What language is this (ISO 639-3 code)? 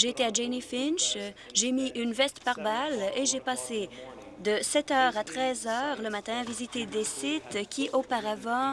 fra